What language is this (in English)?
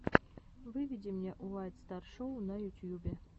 Russian